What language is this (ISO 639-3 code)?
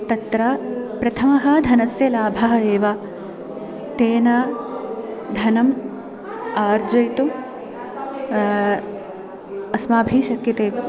san